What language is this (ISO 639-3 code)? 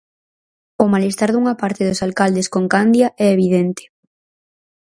glg